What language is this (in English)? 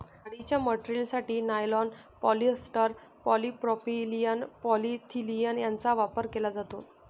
Marathi